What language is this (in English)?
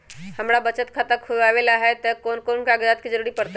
Magahi